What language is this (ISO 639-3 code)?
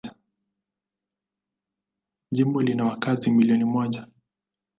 swa